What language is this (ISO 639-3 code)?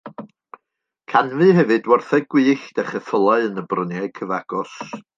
cym